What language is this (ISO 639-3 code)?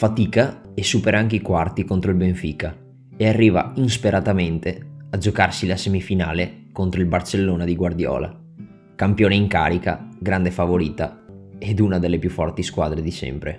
ita